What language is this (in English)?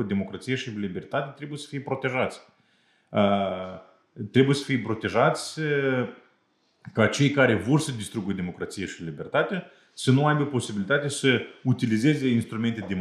Romanian